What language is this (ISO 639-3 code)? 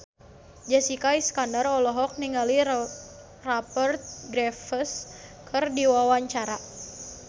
sun